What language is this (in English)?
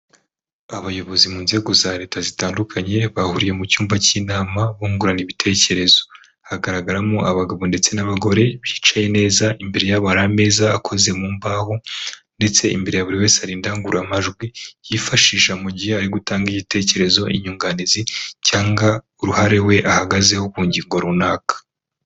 Kinyarwanda